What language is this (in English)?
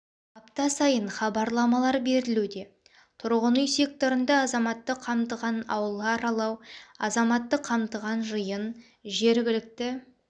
Kazakh